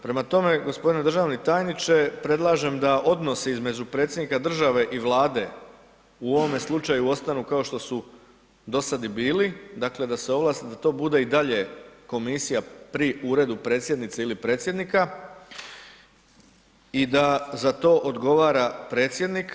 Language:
Croatian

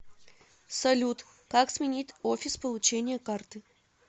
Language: Russian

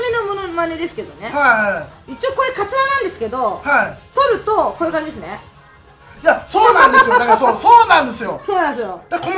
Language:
Japanese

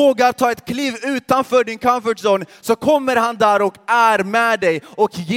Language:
Swedish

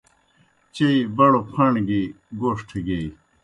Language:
Kohistani Shina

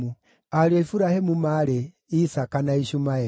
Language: Kikuyu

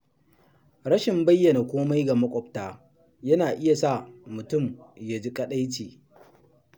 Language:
Hausa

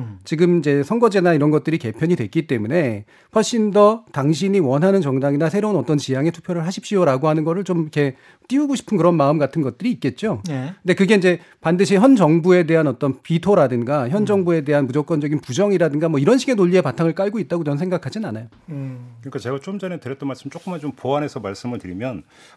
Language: Korean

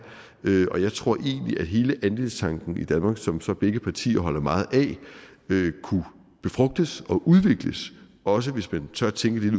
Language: Danish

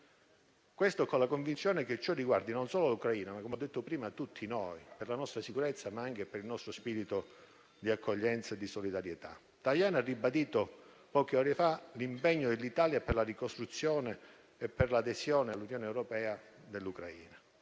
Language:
Italian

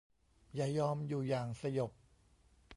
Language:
Thai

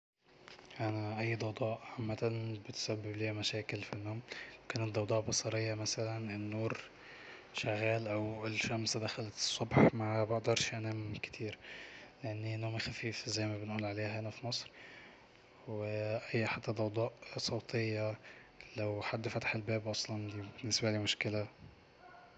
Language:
Egyptian Arabic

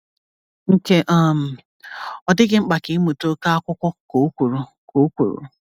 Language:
Igbo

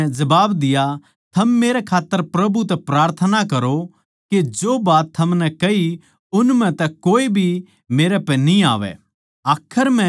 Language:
Haryanvi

